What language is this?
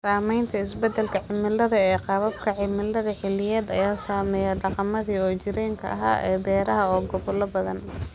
Somali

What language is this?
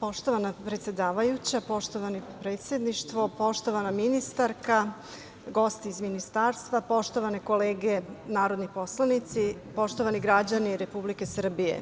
Serbian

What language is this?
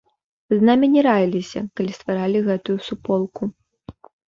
Belarusian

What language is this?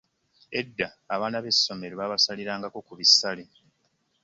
Ganda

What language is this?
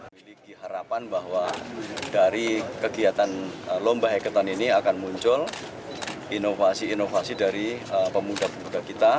Indonesian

